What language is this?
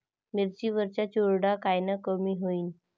Marathi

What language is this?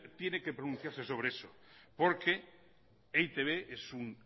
Spanish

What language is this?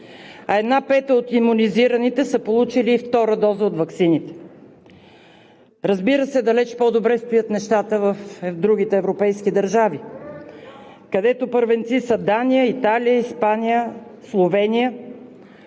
Bulgarian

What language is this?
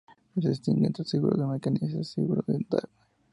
Spanish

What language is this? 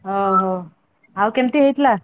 Odia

